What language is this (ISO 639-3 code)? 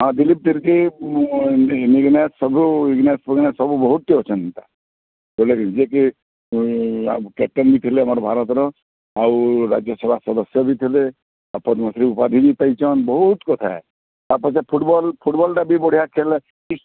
ori